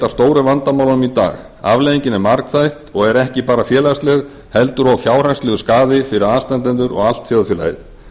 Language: Icelandic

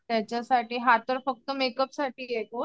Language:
Marathi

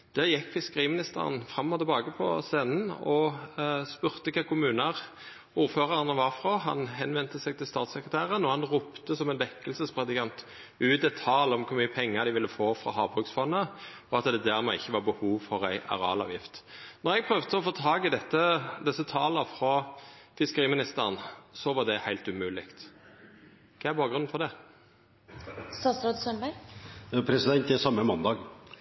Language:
Norwegian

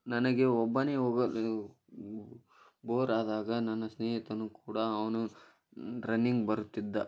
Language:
Kannada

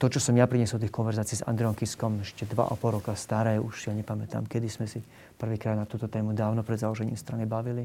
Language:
Slovak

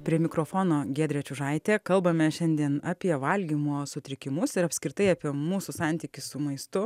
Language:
Lithuanian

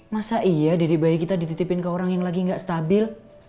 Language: Indonesian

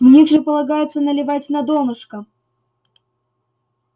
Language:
Russian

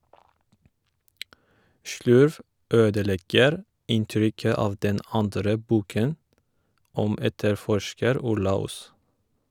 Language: Norwegian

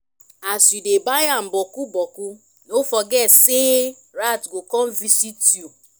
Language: Nigerian Pidgin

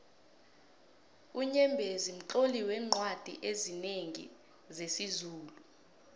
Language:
South Ndebele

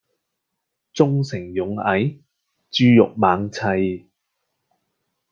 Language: Cantonese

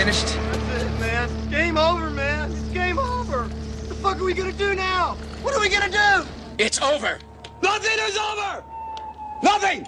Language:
Polish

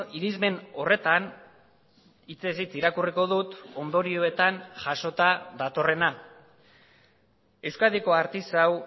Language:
Basque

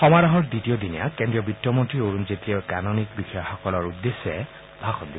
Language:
Assamese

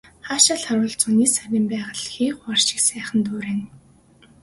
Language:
Mongolian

